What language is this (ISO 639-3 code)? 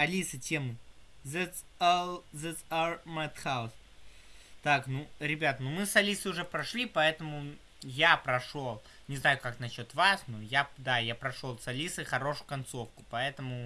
rus